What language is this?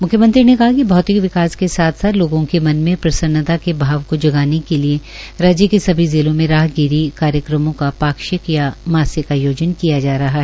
Hindi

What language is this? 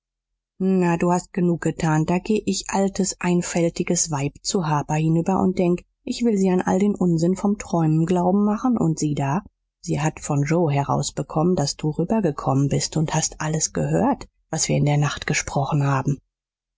German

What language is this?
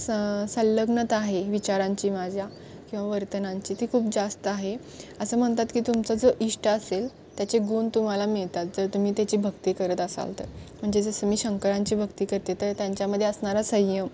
Marathi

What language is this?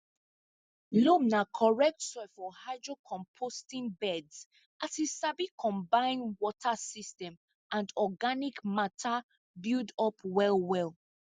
Nigerian Pidgin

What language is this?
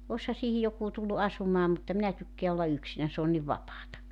Finnish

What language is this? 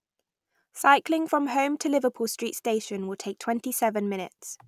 English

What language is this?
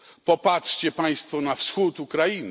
Polish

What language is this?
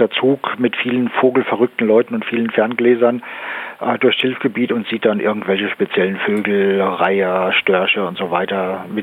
German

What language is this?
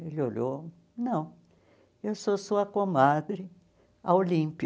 Portuguese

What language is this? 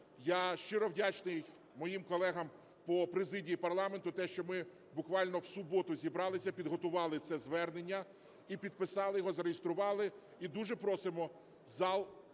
Ukrainian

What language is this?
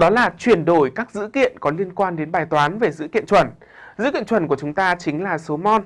Vietnamese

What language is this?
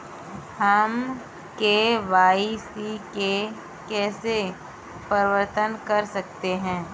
Hindi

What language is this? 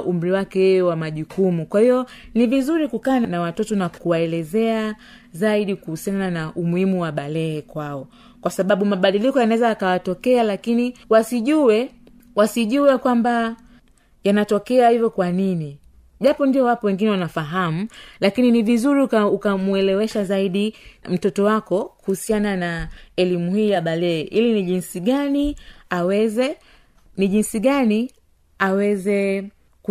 Swahili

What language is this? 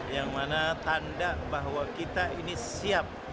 Indonesian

